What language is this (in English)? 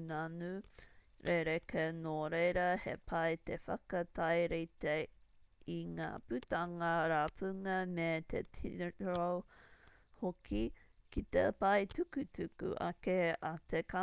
Māori